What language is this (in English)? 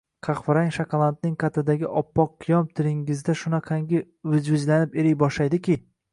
Uzbek